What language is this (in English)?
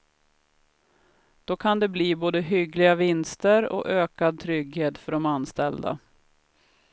Swedish